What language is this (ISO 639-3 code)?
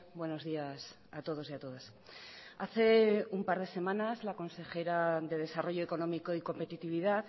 spa